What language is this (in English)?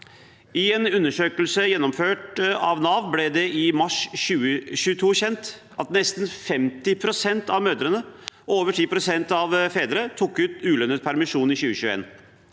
Norwegian